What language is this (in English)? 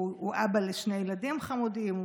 Hebrew